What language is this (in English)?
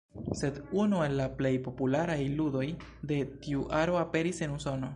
Esperanto